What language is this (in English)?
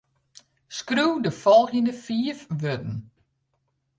Western Frisian